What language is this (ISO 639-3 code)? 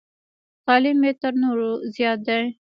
pus